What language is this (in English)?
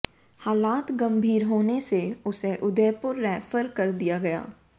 Hindi